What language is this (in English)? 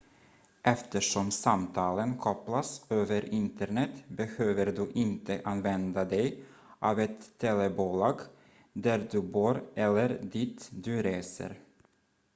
Swedish